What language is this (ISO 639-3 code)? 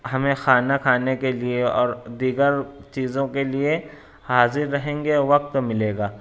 urd